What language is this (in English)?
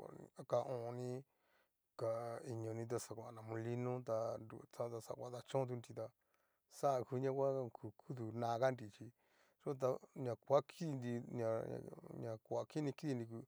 Cacaloxtepec Mixtec